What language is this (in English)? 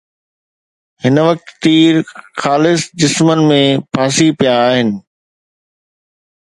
Sindhi